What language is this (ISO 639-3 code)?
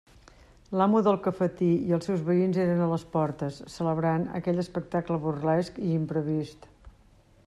cat